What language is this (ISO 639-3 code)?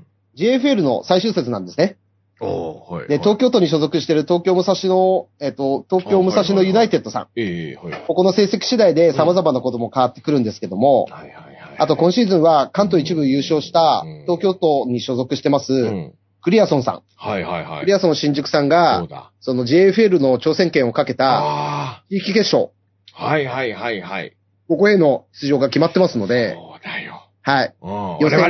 jpn